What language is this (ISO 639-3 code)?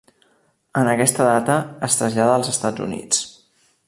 cat